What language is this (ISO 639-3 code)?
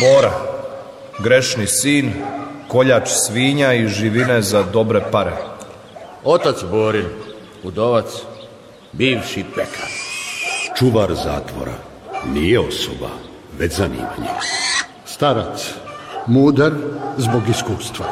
hrv